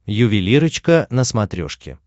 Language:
Russian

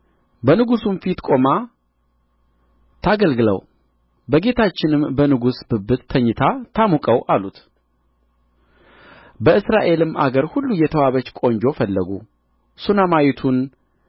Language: Amharic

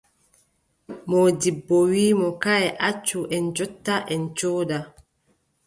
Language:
Adamawa Fulfulde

